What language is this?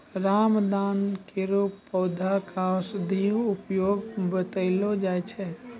Maithili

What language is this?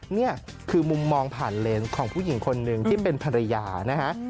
Thai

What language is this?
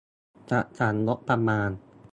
Thai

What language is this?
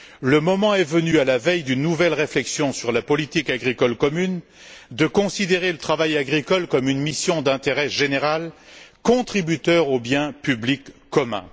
French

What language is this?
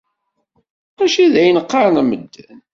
Kabyle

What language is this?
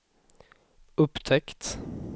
Swedish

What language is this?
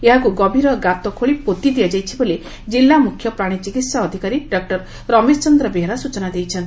Odia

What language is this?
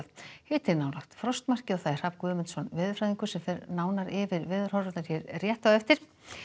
Icelandic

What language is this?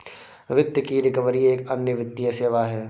Hindi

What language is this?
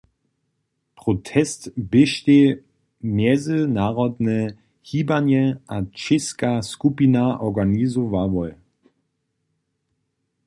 Upper Sorbian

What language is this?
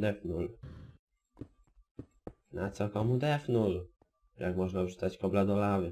Polish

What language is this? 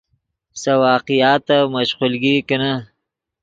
Yidgha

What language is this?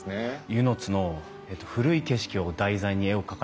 Japanese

